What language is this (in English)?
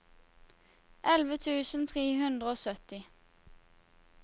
Norwegian